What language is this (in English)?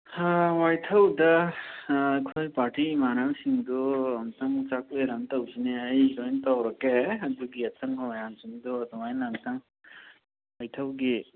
Manipuri